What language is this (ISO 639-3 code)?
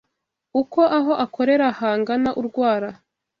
kin